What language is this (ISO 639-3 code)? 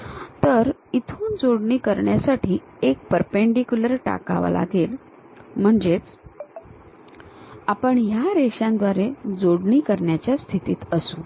mar